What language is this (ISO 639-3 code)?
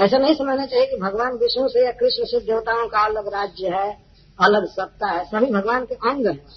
hin